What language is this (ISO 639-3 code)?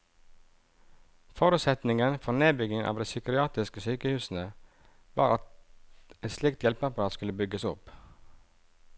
nor